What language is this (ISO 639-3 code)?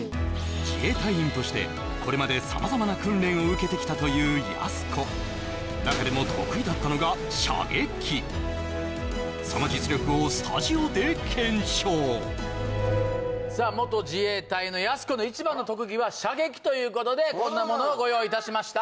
jpn